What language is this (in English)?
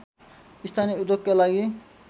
Nepali